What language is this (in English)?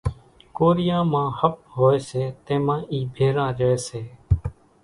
Kachi Koli